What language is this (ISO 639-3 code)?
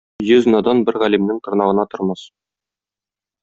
tat